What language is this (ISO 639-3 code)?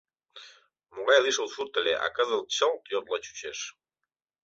chm